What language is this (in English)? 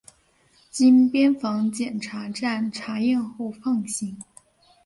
Chinese